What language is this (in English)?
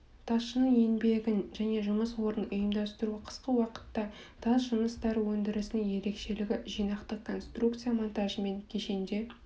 Kazakh